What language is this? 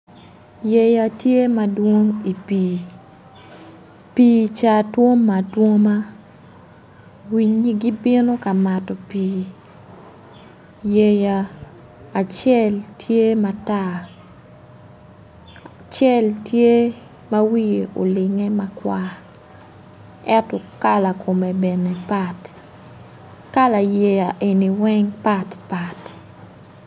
Acoli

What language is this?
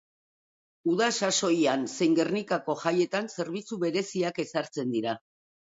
Basque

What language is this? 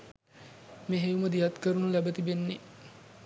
Sinhala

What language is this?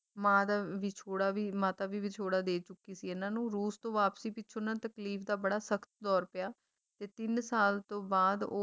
Punjabi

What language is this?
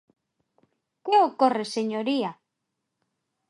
Galician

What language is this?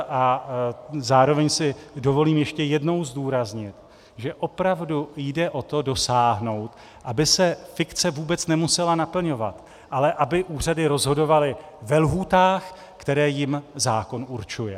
Czech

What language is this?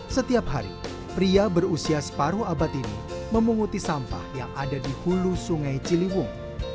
Indonesian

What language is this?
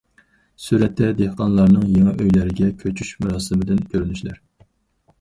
Uyghur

